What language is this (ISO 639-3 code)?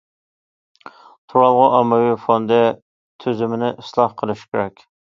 uig